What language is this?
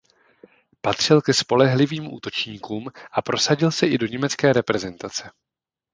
Czech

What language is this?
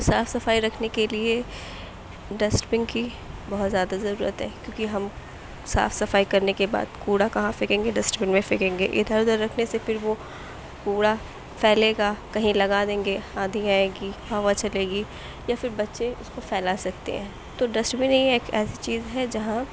Urdu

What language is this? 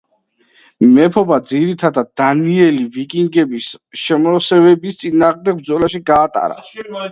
Georgian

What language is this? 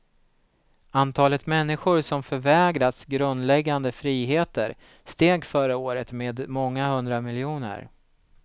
Swedish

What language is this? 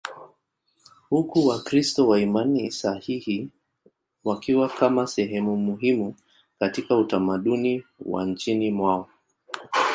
Swahili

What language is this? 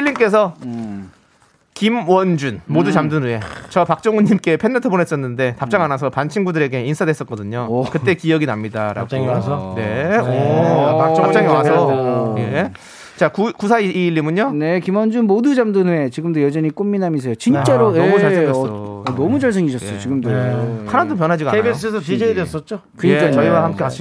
Korean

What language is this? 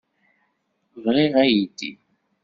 Kabyle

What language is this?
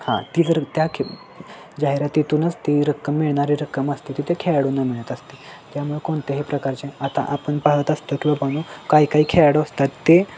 Marathi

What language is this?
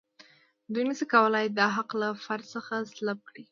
Pashto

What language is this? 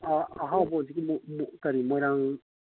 Manipuri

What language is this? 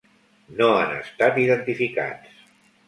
Catalan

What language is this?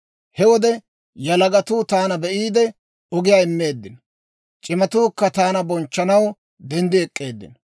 Dawro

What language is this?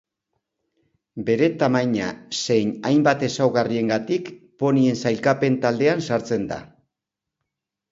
Basque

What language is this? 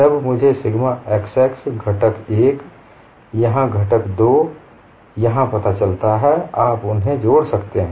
Hindi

